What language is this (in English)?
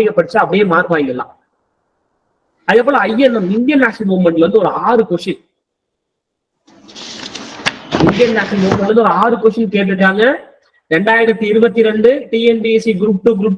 Tamil